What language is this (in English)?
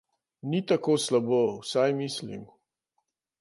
Slovenian